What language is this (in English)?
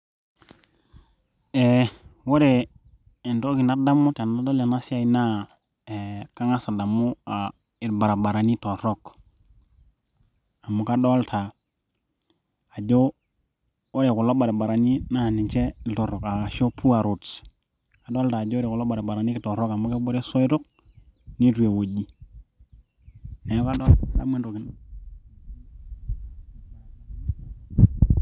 Masai